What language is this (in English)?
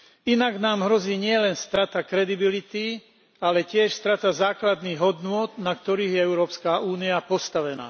Slovak